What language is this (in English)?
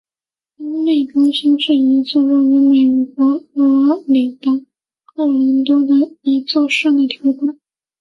Chinese